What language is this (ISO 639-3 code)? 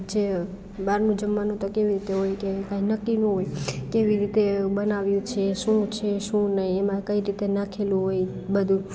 guj